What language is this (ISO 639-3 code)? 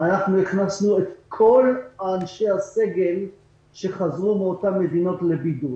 heb